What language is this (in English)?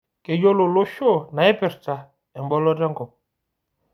Masai